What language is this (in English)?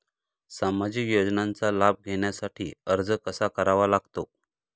Marathi